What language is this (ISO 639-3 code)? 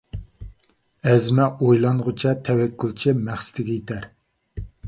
uig